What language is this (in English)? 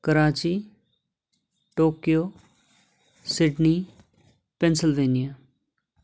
Nepali